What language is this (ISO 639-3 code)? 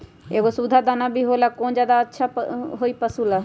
mag